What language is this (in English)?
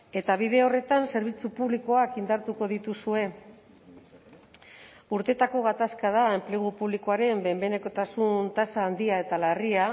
Basque